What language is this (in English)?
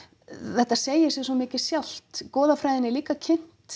Icelandic